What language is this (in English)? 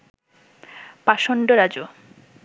Bangla